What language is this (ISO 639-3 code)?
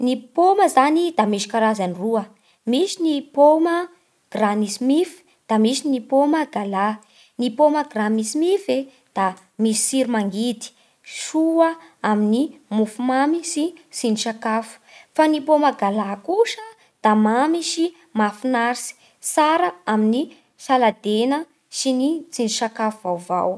bhr